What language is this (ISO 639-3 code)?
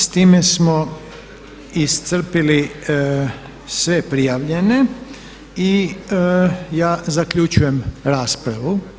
hrv